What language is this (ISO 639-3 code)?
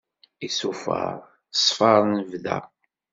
kab